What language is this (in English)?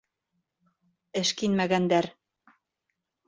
Bashkir